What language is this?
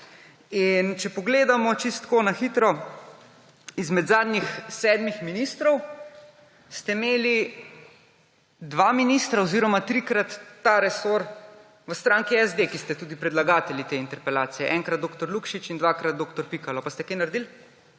Slovenian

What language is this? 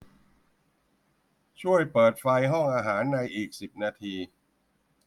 Thai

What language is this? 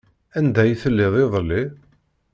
Kabyle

